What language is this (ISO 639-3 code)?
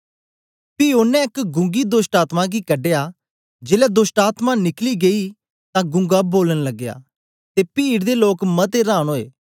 doi